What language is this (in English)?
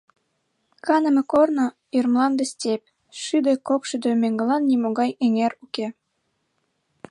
Mari